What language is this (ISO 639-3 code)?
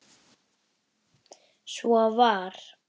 isl